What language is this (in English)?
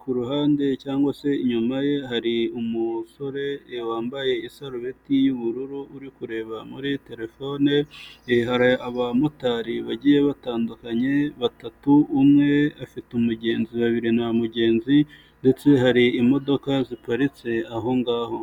Kinyarwanda